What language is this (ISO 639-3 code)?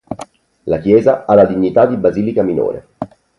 ita